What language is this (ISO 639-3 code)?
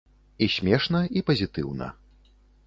bel